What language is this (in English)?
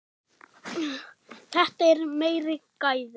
Icelandic